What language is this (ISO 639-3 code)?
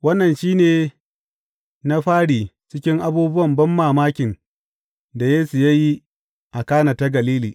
hau